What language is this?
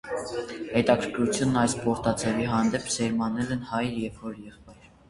Armenian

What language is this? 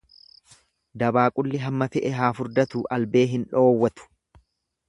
Oromo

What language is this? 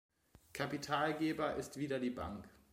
German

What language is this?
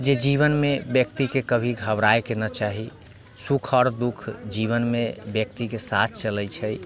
Maithili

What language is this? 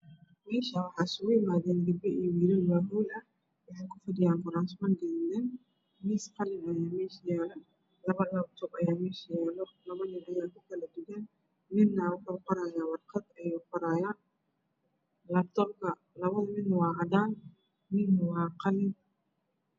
Somali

